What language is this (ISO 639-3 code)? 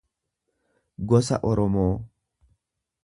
orm